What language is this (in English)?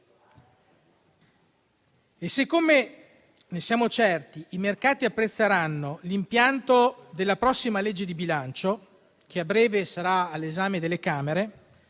Italian